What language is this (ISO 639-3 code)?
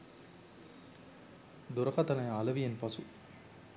sin